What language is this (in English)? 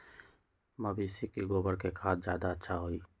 Magahi